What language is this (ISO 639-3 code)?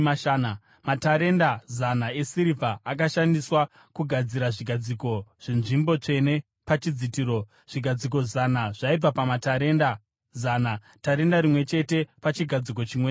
sna